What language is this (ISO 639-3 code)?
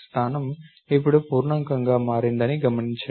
tel